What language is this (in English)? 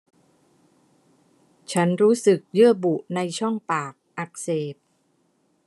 Thai